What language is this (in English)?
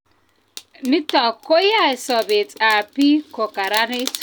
Kalenjin